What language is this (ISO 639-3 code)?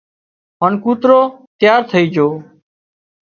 kxp